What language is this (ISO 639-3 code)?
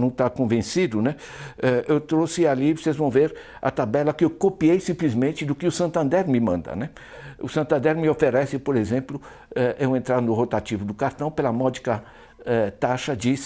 por